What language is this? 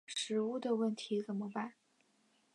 Chinese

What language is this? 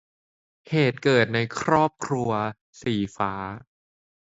Thai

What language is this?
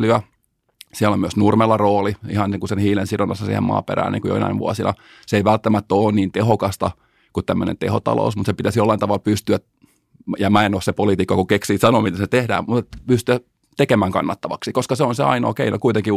Finnish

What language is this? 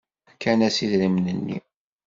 Kabyle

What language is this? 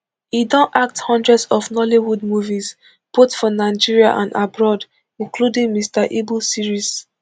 Nigerian Pidgin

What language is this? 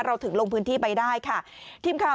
Thai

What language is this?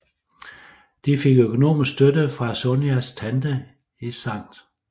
Danish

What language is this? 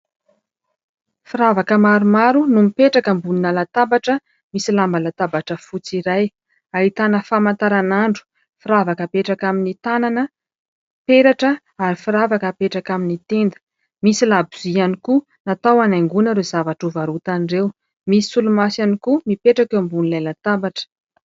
Malagasy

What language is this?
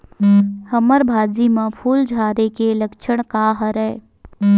Chhattisgarhi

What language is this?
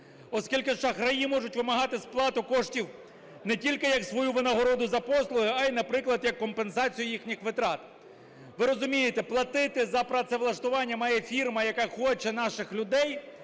Ukrainian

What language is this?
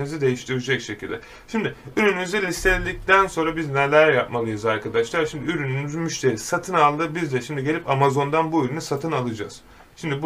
Turkish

